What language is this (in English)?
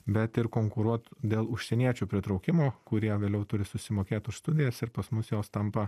Lithuanian